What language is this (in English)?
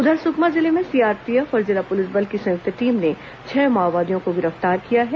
Hindi